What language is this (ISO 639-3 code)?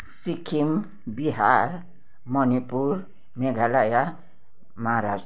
nep